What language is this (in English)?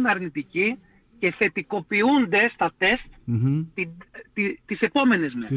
Greek